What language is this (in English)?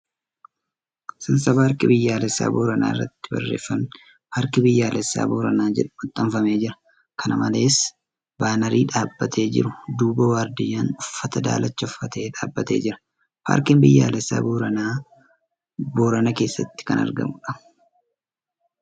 Oromo